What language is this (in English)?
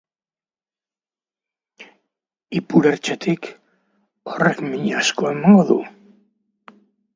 Basque